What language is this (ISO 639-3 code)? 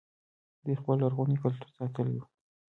pus